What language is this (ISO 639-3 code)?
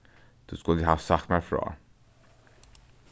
fao